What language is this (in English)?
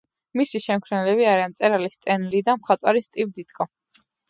Georgian